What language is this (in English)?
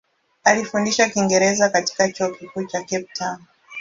Swahili